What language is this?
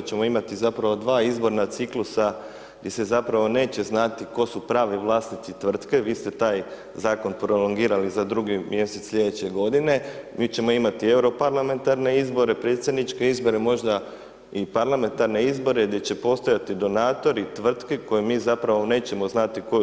Croatian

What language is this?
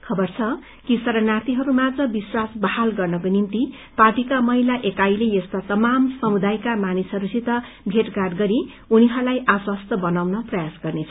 Nepali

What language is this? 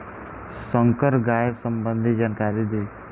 Bhojpuri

